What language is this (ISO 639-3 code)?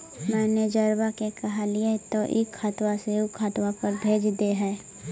mag